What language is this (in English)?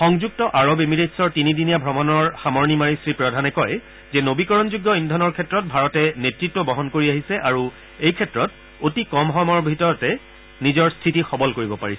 Assamese